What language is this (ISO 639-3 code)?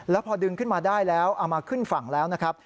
tha